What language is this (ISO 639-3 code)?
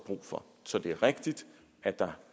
dan